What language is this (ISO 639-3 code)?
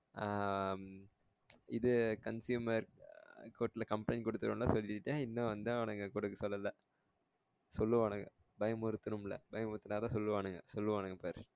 tam